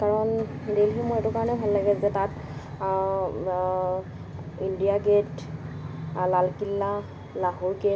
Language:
Assamese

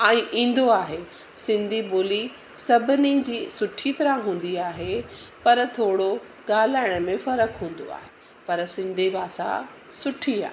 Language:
Sindhi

